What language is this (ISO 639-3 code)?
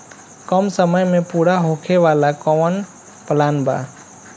bho